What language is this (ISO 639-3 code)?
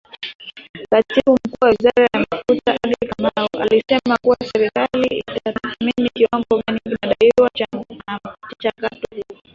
swa